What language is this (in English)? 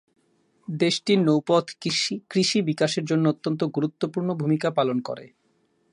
Bangla